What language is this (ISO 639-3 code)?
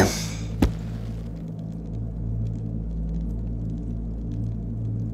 tur